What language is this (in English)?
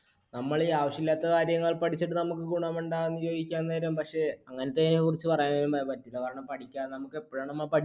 Malayalam